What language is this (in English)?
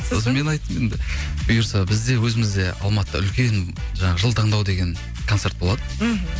Kazakh